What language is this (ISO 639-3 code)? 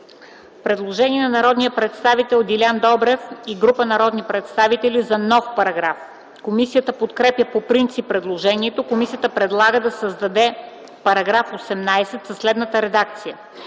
bul